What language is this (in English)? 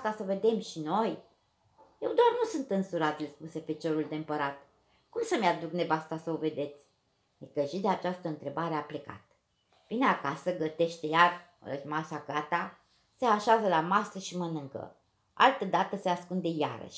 Romanian